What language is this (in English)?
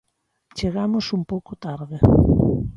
Galician